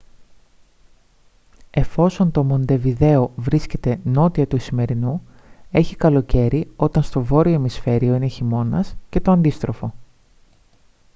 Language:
Greek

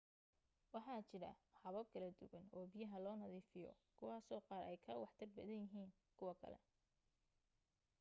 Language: Somali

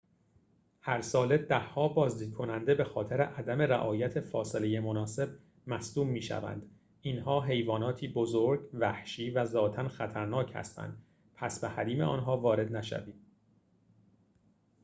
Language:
Persian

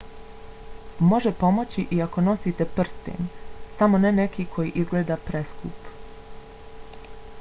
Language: Bosnian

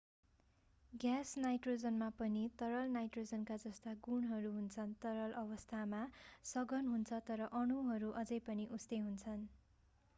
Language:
Nepali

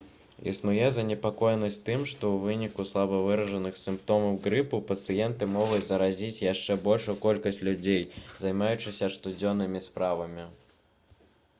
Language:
Belarusian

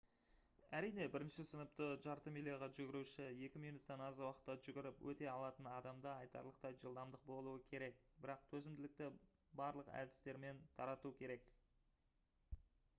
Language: Kazakh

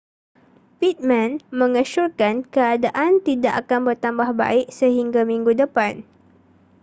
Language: Malay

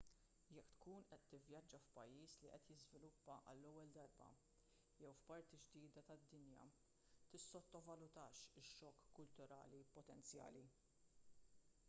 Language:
Maltese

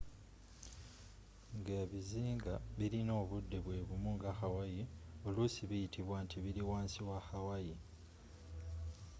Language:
Ganda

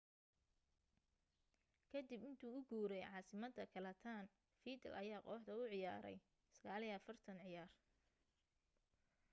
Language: Somali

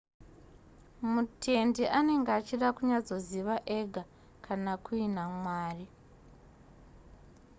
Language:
Shona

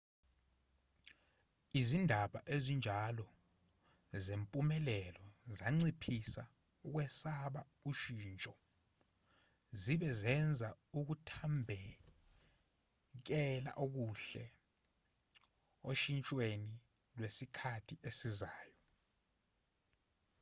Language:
Zulu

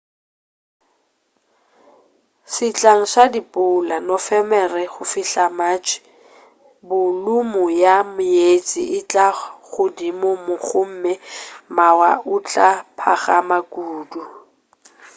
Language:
Northern Sotho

